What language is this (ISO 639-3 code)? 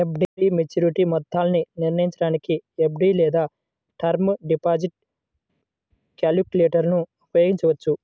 tel